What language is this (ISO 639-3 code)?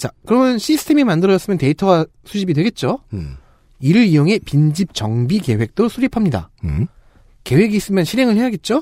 kor